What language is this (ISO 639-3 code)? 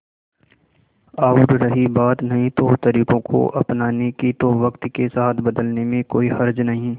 hin